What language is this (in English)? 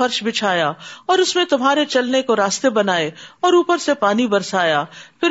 Urdu